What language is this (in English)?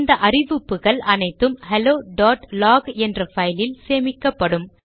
Tamil